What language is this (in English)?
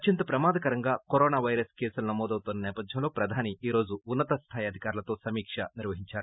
Telugu